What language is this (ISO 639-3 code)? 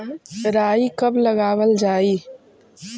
mag